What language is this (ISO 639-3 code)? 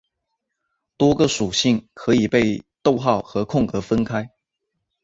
zho